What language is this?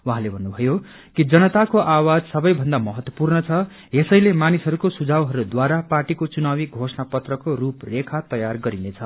Nepali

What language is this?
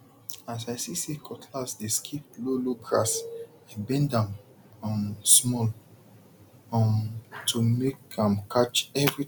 Nigerian Pidgin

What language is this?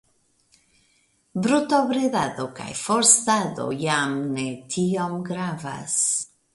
Esperanto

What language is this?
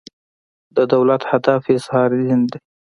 Pashto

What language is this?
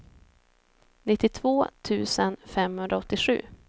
Swedish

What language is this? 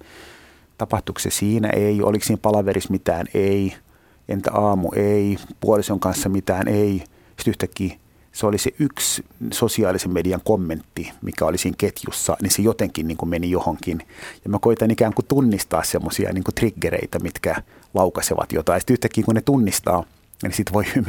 Finnish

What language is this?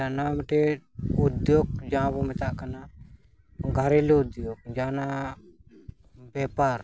Santali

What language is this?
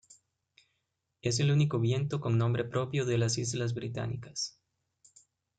Spanish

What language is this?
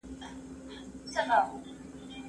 Pashto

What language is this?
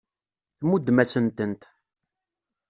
Kabyle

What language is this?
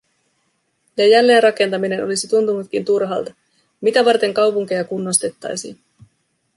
Finnish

